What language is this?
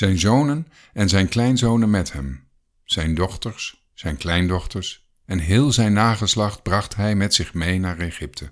Dutch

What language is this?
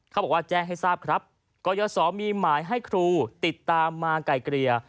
Thai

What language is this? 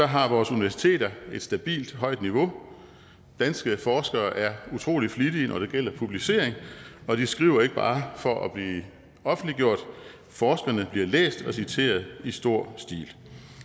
Danish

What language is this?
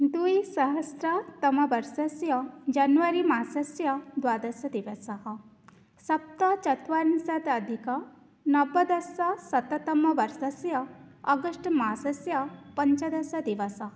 Sanskrit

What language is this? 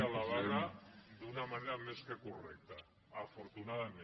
Catalan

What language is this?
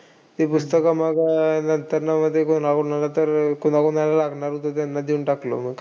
Marathi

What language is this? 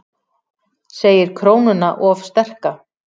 Icelandic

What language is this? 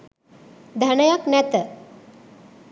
Sinhala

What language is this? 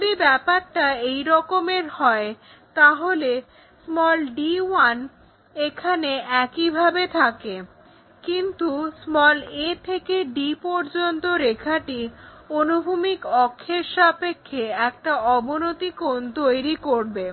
Bangla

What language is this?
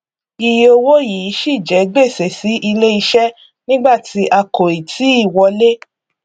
Yoruba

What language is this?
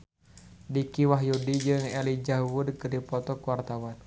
Sundanese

